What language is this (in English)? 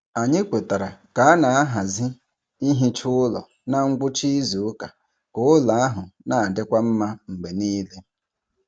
Igbo